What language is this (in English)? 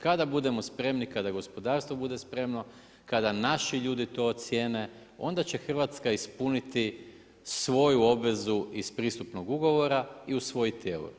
Croatian